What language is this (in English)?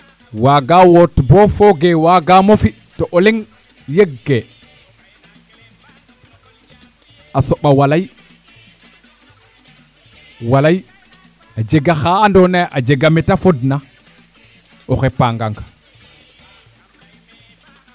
Serer